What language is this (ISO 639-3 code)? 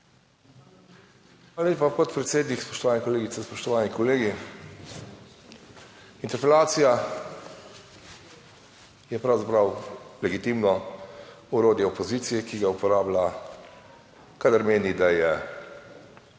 slv